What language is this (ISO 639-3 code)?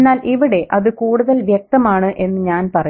mal